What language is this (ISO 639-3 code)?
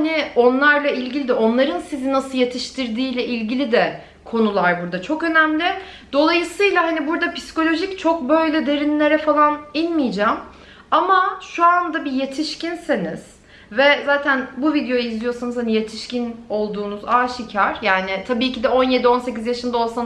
tur